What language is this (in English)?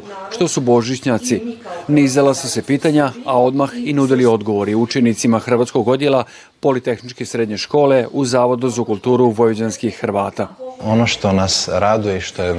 Croatian